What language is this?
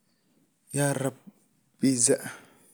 Somali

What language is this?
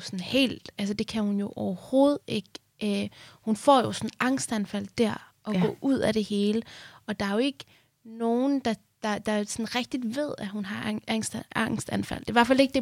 Danish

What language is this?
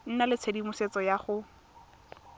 Tswana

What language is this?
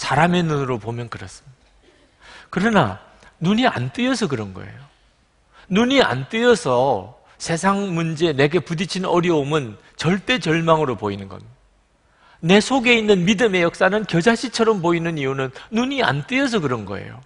Korean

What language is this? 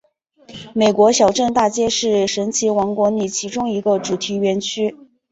Chinese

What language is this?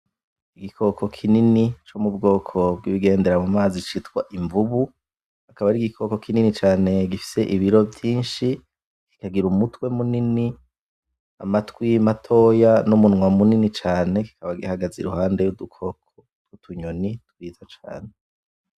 Rundi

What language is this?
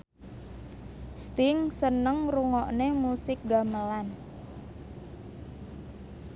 Javanese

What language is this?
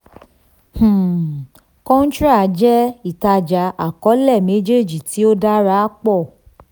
Yoruba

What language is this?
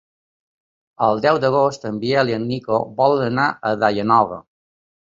Catalan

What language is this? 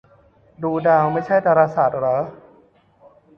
Thai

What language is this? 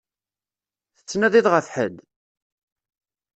Kabyle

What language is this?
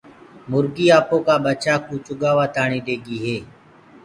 Gurgula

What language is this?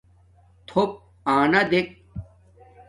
Domaaki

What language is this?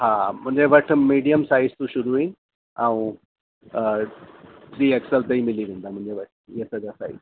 Sindhi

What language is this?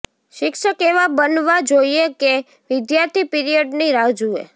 Gujarati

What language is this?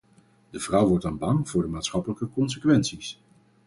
Dutch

